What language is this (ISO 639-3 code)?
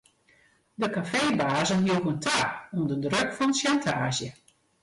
fry